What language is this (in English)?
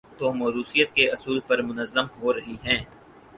Urdu